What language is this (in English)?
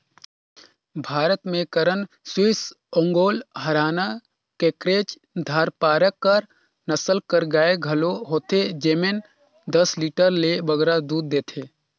Chhattisgarhi